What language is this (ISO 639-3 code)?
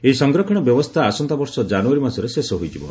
ori